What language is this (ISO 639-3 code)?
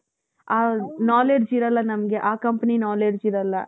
kan